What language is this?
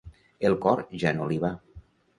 Catalan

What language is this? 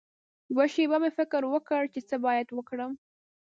Pashto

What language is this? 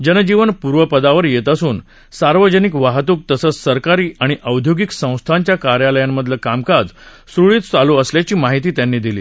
Marathi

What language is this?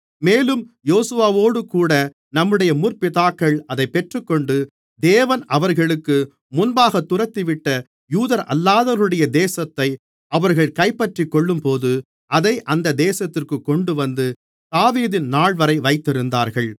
Tamil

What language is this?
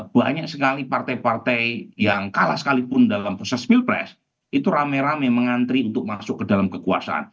Indonesian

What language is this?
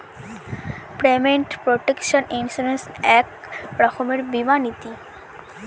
Bangla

